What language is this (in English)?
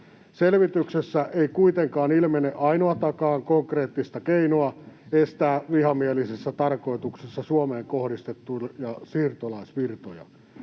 Finnish